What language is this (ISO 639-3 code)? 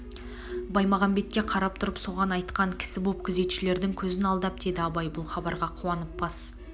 kaz